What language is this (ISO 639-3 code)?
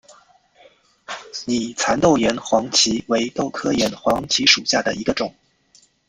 zho